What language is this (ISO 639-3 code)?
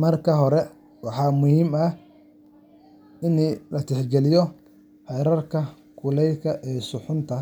som